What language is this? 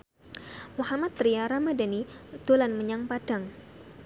Javanese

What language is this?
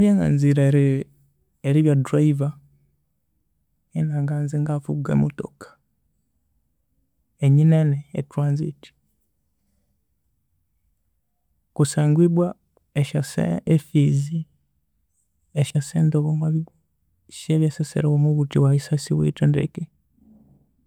Konzo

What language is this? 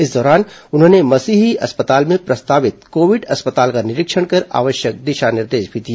Hindi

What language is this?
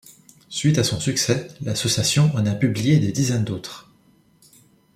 French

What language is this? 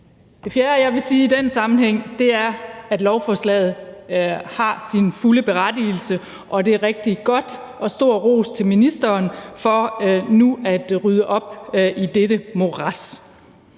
Danish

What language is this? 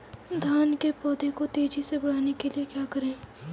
Hindi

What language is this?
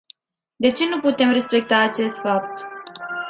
Romanian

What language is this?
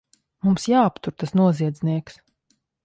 Latvian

